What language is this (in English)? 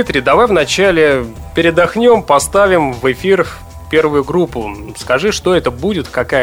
Russian